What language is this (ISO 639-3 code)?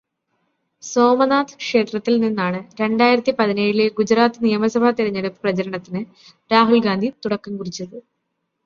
mal